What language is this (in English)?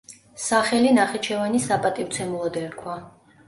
Georgian